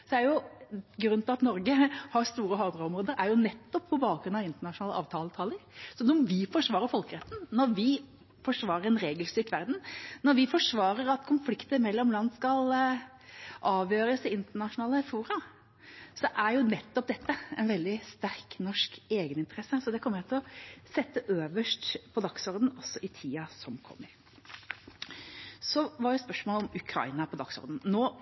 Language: Norwegian Bokmål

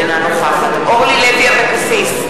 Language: Hebrew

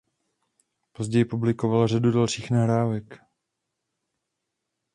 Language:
Czech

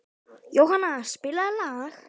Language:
Icelandic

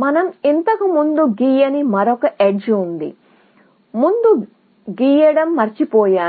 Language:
Telugu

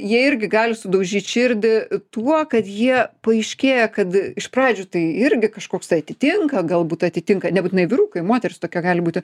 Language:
Lithuanian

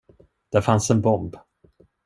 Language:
Swedish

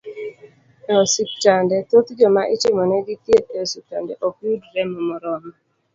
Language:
Luo (Kenya and Tanzania)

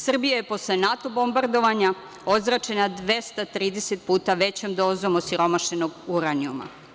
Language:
Serbian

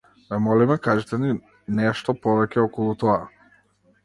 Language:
Macedonian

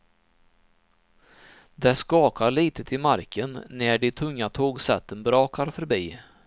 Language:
Swedish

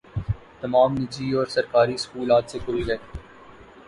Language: Urdu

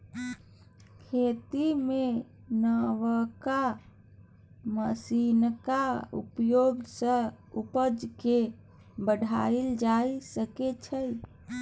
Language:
Maithili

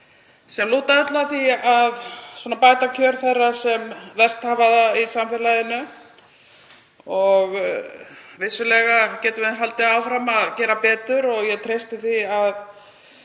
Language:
Icelandic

